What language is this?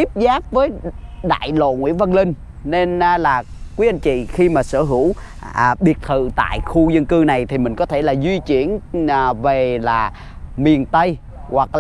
Vietnamese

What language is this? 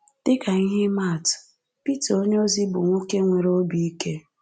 Igbo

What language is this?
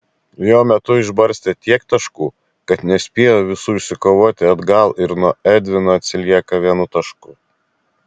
Lithuanian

